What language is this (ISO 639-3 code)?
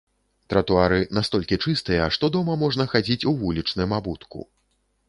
bel